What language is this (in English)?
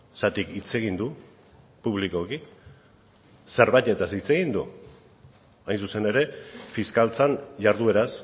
Basque